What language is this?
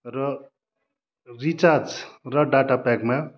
Nepali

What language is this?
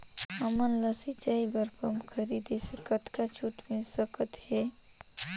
Chhattisgarhi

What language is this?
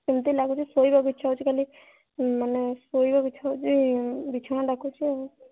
Odia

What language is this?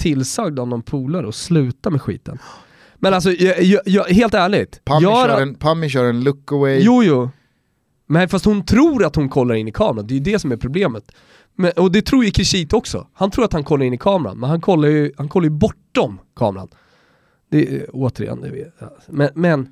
Swedish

